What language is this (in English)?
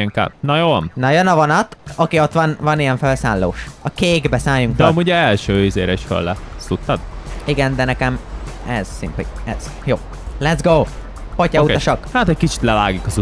Hungarian